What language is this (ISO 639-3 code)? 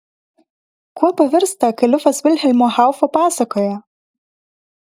lit